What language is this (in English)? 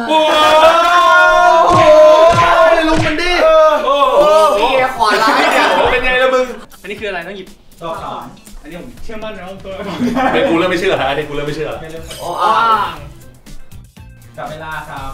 Thai